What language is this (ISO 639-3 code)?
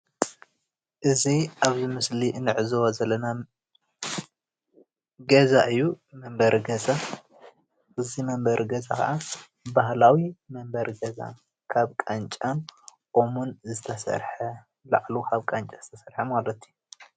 tir